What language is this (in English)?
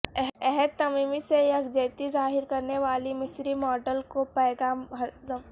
Urdu